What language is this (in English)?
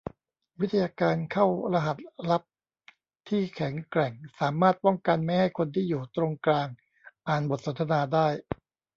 Thai